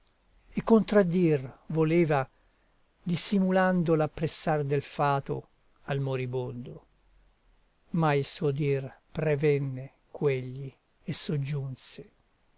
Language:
Italian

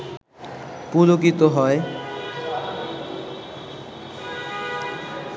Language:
Bangla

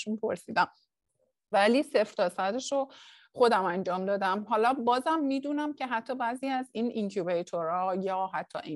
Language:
Persian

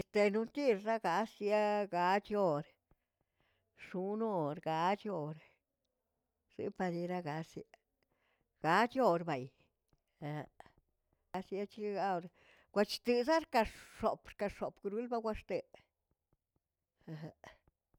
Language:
Tilquiapan Zapotec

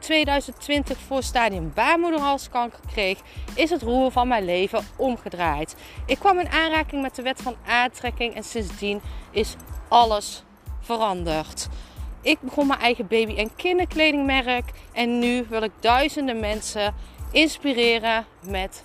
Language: Dutch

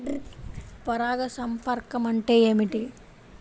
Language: Telugu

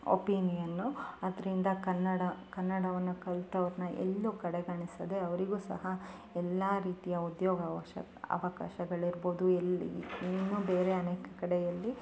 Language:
Kannada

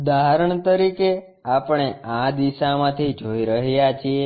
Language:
Gujarati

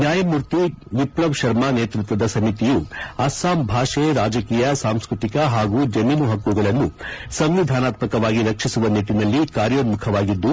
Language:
Kannada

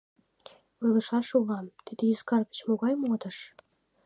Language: Mari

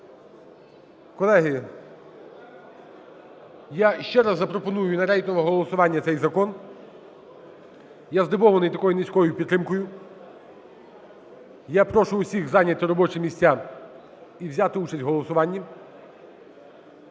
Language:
Ukrainian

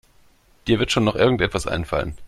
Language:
German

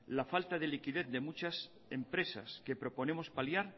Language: Spanish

